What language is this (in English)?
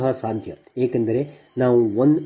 Kannada